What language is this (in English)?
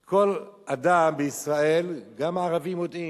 Hebrew